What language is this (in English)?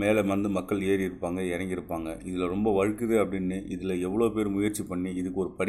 Tamil